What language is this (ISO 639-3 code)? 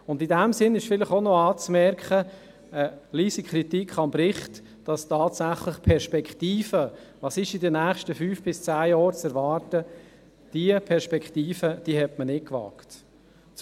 gsw